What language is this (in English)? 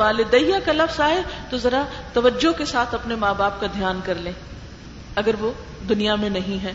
Urdu